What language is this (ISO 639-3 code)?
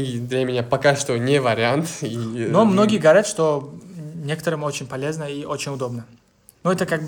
rus